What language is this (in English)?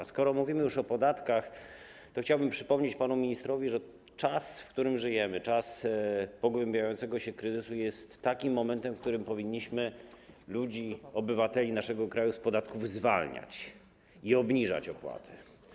Polish